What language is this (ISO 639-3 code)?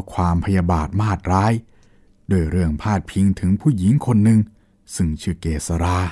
tha